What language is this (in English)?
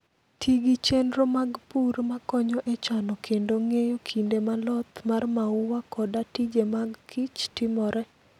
Luo (Kenya and Tanzania)